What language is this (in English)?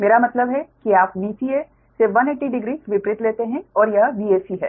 Hindi